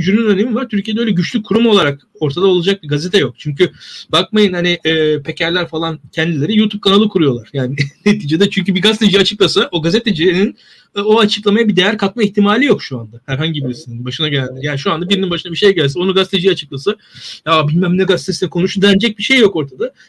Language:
Turkish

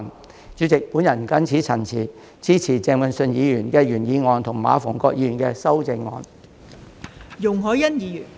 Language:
Cantonese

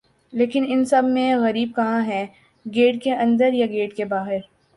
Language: Urdu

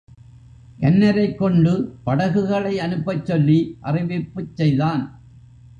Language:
Tamil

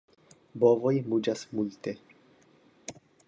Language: Esperanto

